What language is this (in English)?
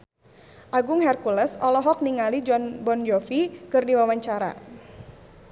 Sundanese